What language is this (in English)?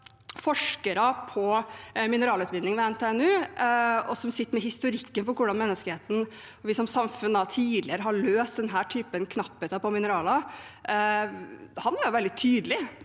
Norwegian